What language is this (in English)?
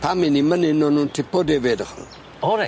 Welsh